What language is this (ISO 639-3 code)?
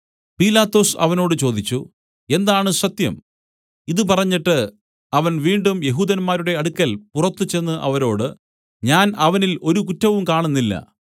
mal